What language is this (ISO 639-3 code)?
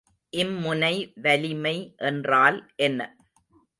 tam